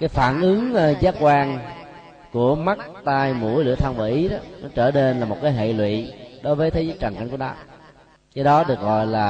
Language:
Vietnamese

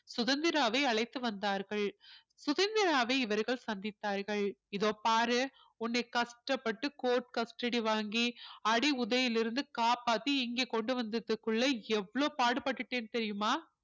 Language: Tamil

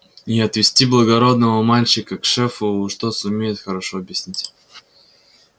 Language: Russian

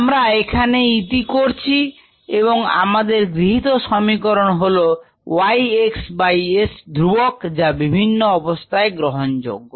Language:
Bangla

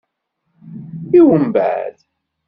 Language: Kabyle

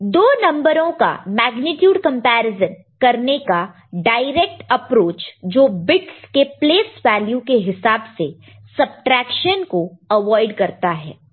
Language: Hindi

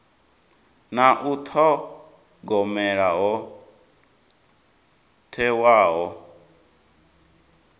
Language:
Venda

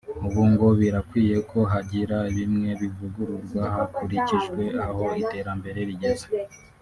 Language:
Kinyarwanda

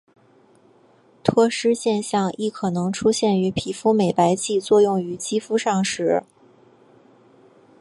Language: Chinese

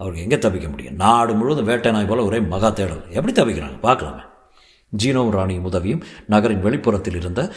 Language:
Tamil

